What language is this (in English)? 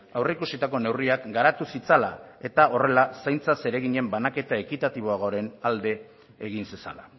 Basque